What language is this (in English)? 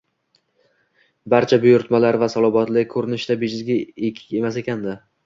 Uzbek